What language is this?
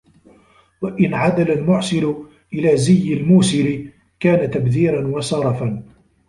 Arabic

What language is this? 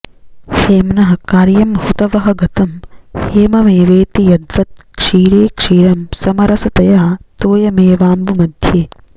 Sanskrit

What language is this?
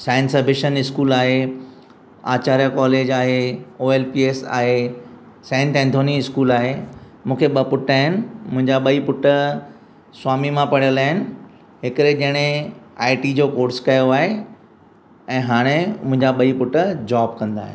Sindhi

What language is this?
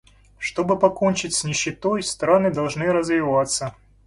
Russian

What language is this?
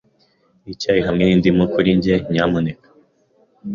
Kinyarwanda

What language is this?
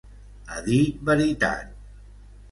Catalan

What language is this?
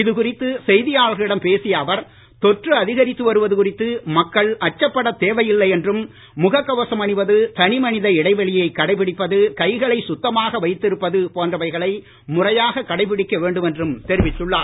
Tamil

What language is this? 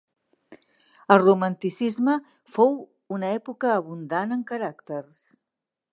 Catalan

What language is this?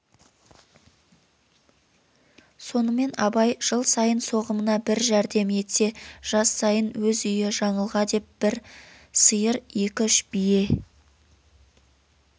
Kazakh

